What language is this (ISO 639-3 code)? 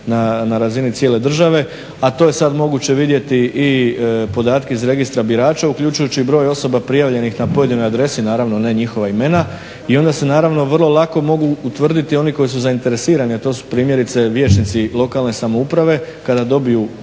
hrv